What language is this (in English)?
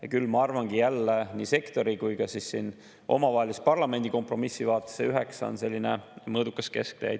Estonian